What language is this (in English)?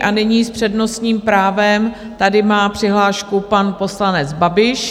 Czech